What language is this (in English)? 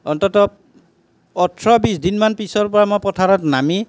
Assamese